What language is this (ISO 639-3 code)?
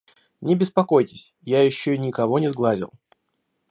rus